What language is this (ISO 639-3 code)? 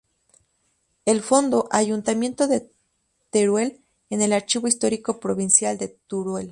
spa